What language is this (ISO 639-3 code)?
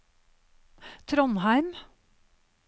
nor